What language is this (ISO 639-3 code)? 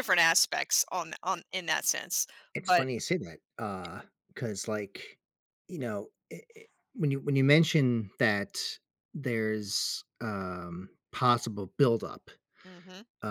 eng